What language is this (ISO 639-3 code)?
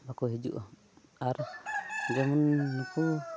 sat